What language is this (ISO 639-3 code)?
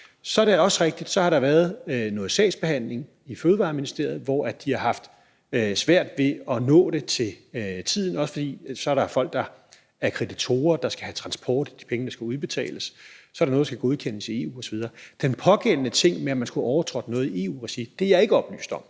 dan